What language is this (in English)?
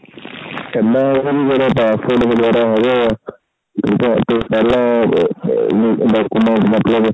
Punjabi